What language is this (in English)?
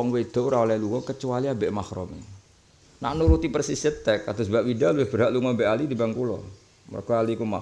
Indonesian